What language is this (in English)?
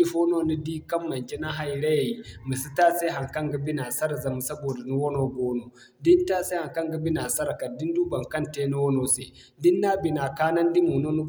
Zarma